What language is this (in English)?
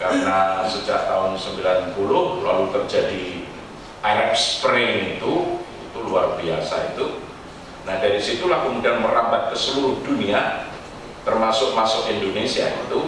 Indonesian